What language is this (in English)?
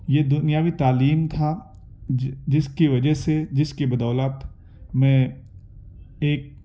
Urdu